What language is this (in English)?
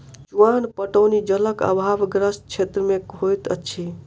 Maithili